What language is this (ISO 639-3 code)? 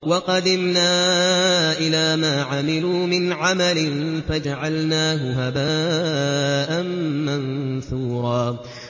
ara